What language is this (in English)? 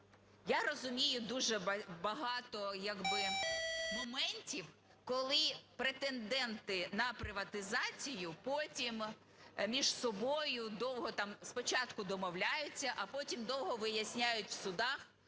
Ukrainian